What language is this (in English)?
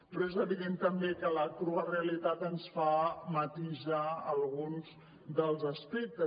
Catalan